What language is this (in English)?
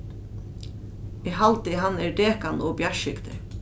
Faroese